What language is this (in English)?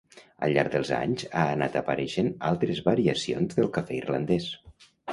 Catalan